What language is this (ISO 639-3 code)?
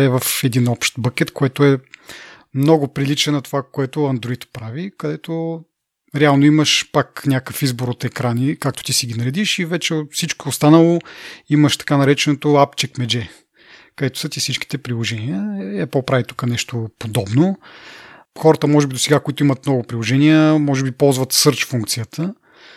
bul